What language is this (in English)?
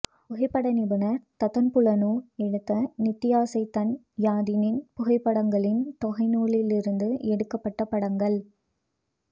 Tamil